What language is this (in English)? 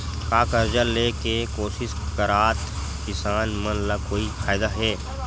Chhattisgarhi